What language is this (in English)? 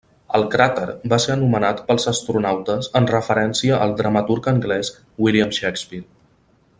Catalan